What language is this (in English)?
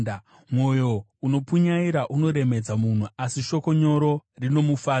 Shona